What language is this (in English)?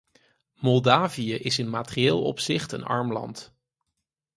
Dutch